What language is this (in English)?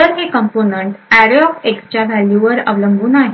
Marathi